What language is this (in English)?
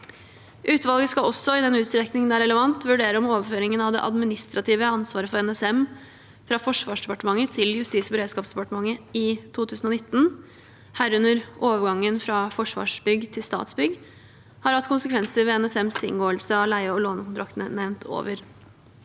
Norwegian